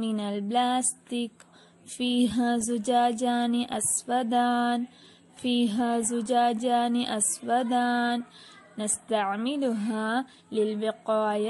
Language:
Arabic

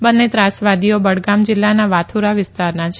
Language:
Gujarati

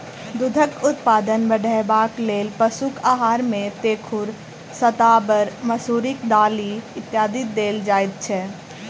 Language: Maithili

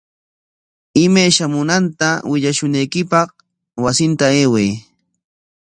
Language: Corongo Ancash Quechua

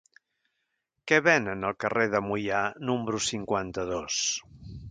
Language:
Catalan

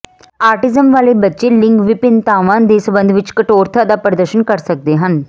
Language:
Punjabi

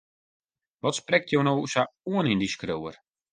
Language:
Western Frisian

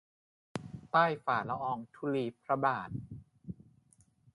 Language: Thai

